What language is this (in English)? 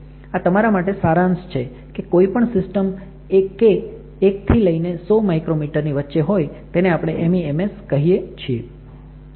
Gujarati